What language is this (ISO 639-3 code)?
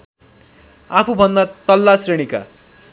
nep